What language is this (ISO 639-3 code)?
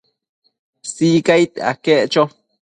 mcf